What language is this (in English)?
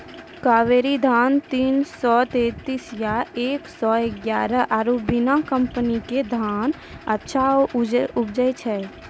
Maithili